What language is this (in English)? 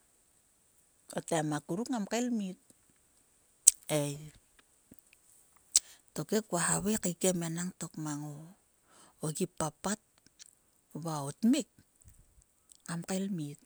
Sulka